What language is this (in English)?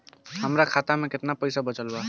Bhojpuri